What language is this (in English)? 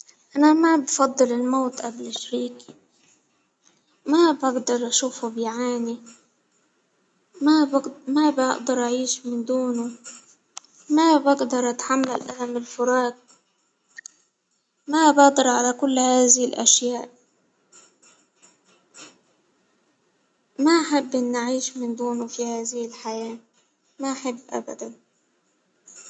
Hijazi Arabic